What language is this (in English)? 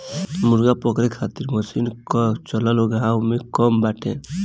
Bhojpuri